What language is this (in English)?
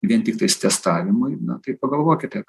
Lithuanian